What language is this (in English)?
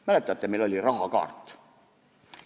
Estonian